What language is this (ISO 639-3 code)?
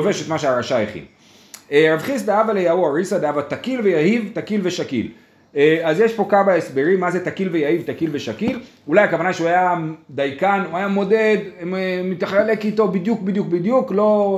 heb